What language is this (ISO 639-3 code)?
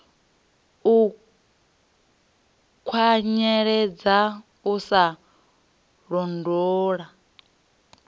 ven